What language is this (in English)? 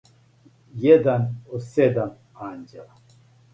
Serbian